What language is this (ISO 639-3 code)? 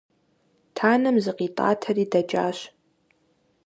kbd